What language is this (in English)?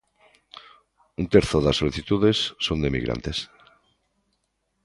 Galician